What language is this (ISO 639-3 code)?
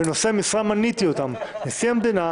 heb